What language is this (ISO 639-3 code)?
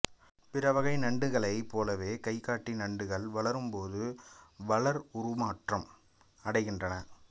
tam